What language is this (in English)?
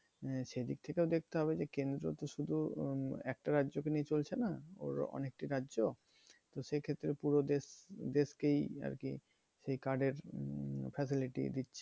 Bangla